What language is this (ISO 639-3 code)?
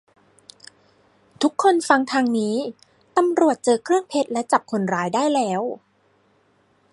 tha